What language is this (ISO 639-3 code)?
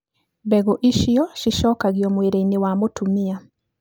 kik